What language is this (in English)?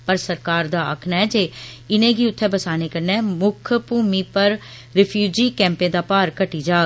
Dogri